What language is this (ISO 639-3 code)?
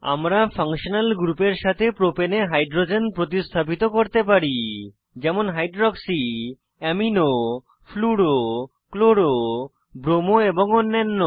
ben